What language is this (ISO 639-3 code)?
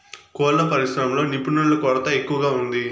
tel